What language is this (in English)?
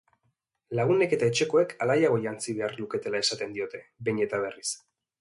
Basque